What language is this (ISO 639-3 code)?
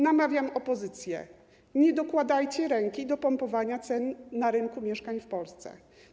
pol